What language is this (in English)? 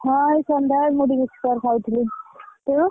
Odia